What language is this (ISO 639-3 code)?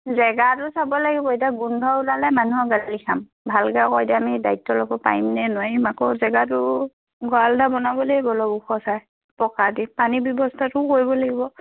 asm